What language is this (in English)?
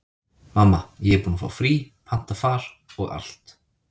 Icelandic